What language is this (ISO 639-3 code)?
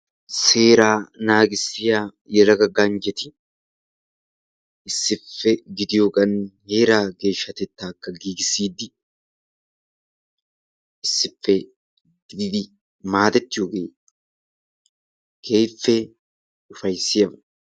wal